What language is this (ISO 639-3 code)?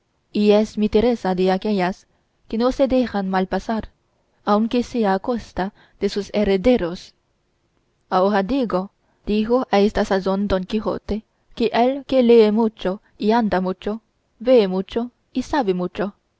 spa